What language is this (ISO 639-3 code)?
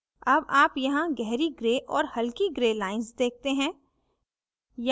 hin